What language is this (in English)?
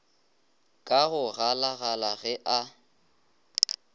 Northern Sotho